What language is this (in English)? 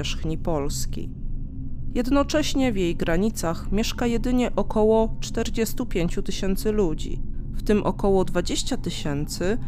Polish